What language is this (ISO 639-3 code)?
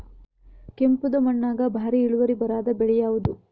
kan